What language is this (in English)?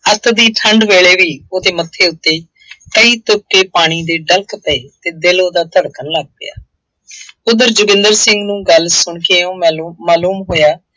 Punjabi